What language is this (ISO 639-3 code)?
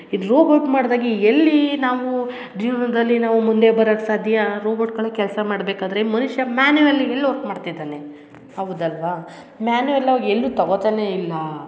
kan